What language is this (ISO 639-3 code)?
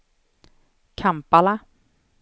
swe